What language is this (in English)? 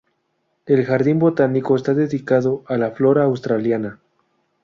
Spanish